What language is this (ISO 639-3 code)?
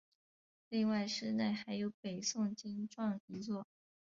zho